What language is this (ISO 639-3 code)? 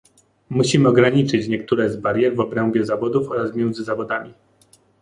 pol